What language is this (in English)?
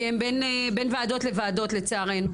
Hebrew